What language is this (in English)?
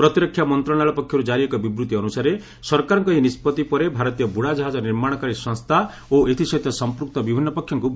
Odia